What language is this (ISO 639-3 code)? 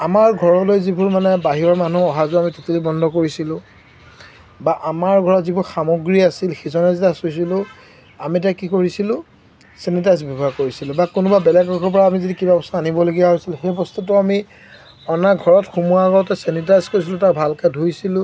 asm